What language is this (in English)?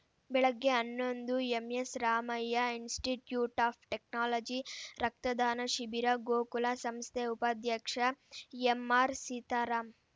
Kannada